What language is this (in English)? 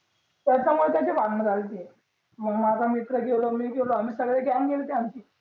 Marathi